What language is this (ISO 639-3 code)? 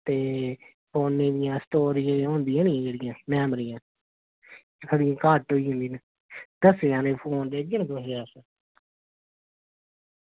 doi